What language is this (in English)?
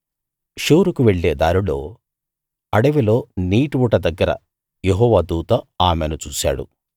Telugu